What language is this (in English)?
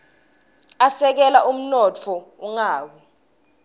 Swati